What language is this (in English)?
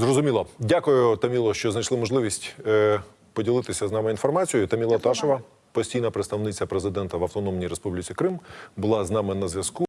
Ukrainian